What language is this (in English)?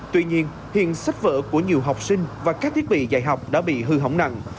Vietnamese